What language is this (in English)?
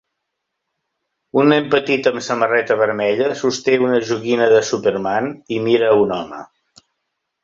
Catalan